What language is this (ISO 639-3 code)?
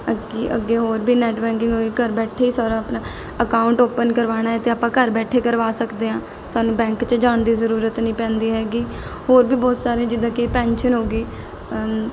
pan